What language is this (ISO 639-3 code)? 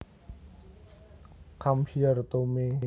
jav